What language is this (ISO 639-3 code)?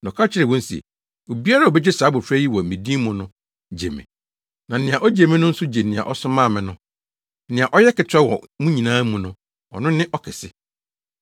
aka